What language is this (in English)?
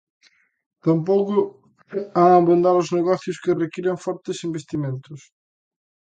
Galician